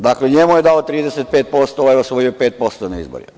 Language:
Serbian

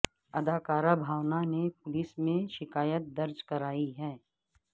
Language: Urdu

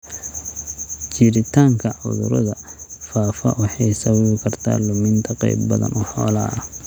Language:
Somali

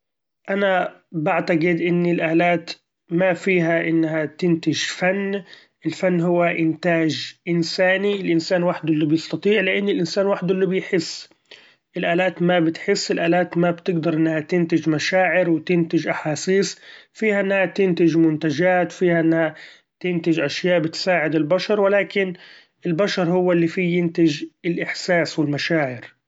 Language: Gulf Arabic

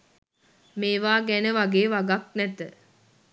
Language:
Sinhala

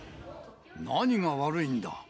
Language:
Japanese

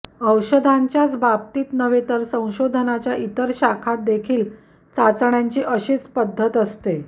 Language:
Marathi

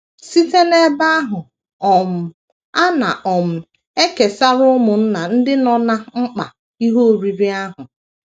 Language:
Igbo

